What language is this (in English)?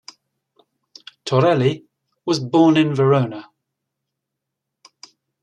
English